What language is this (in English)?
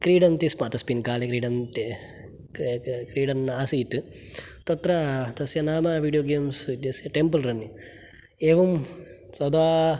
Sanskrit